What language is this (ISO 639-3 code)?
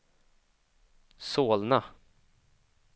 swe